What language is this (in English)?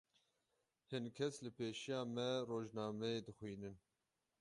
Kurdish